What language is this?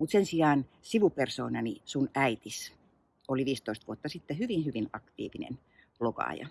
Finnish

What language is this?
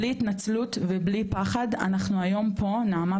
Hebrew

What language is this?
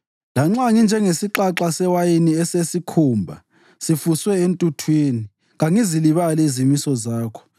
North Ndebele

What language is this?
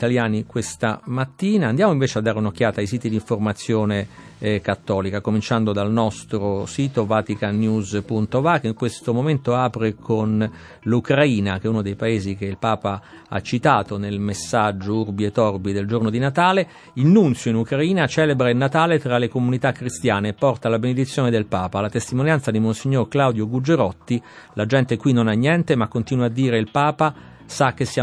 Italian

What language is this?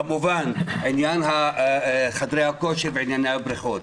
Hebrew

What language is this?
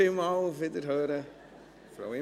Swiss German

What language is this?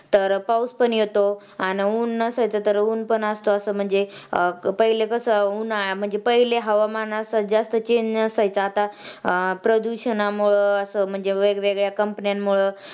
Marathi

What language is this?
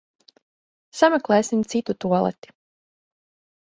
Latvian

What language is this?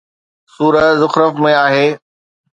Sindhi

